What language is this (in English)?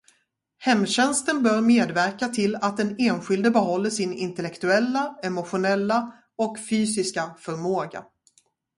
Swedish